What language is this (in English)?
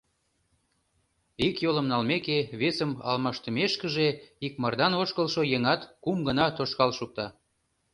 Mari